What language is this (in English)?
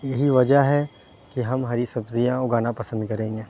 Urdu